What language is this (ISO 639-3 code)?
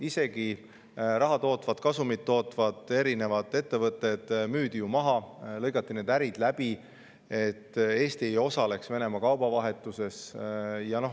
est